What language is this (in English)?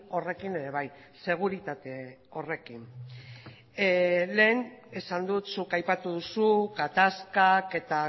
Basque